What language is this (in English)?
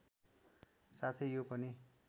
Nepali